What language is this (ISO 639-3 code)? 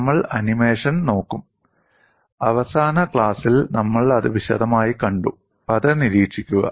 mal